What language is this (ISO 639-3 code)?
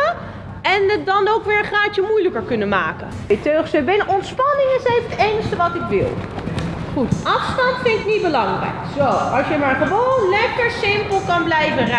nld